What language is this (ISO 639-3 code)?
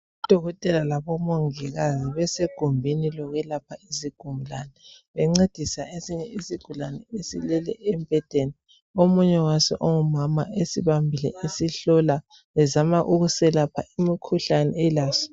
nde